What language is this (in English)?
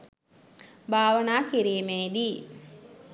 Sinhala